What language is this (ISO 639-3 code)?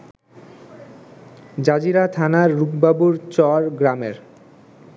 ben